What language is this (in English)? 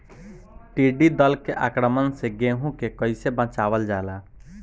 Bhojpuri